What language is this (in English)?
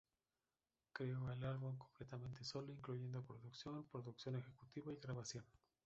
Spanish